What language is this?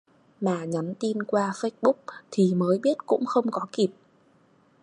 Vietnamese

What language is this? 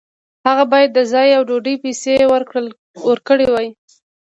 Pashto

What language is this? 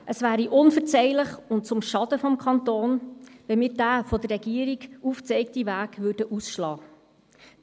Swiss German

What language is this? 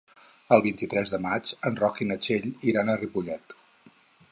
Catalan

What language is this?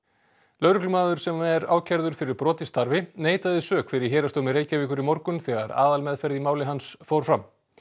Icelandic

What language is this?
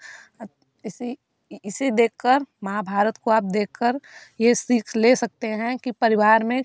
Hindi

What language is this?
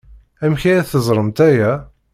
Kabyle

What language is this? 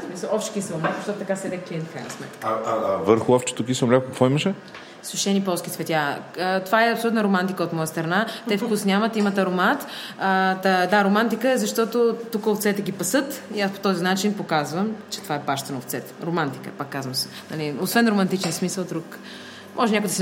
Bulgarian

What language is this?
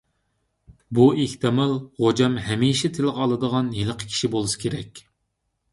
Uyghur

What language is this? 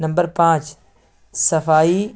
Urdu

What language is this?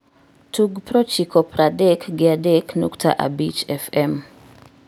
Luo (Kenya and Tanzania)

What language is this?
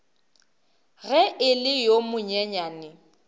Northern Sotho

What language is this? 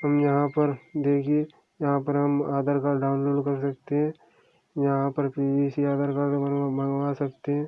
Hindi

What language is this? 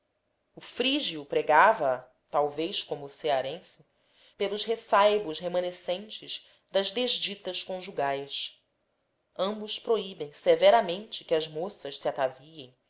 Portuguese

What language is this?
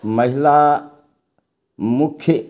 Maithili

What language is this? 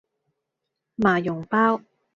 Cantonese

